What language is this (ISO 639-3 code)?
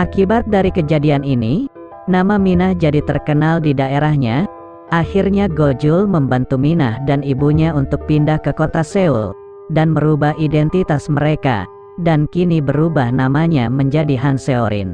ind